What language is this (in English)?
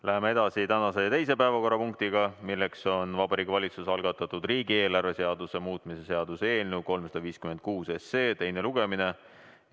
Estonian